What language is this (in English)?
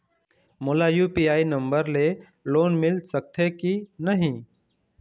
Chhattisgarhi